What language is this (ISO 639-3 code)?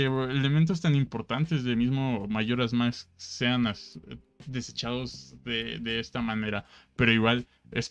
spa